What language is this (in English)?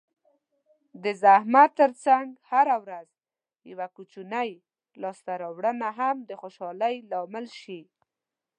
Pashto